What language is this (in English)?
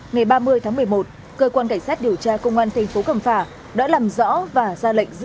Vietnamese